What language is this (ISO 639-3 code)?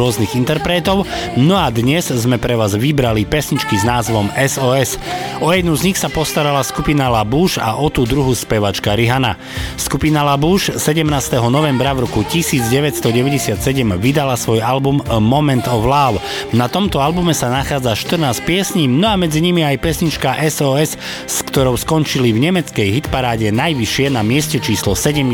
slk